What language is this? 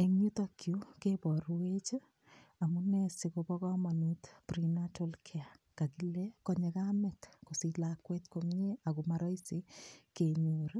Kalenjin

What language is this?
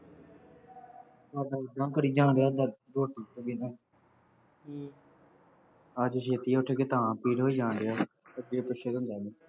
Punjabi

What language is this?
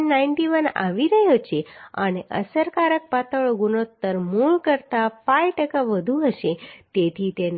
Gujarati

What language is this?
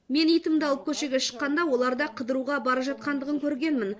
Kazakh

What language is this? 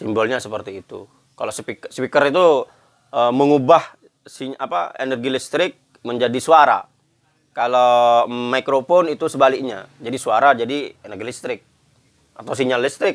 Indonesian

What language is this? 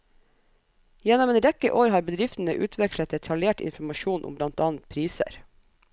Norwegian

